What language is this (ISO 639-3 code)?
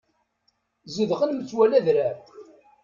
kab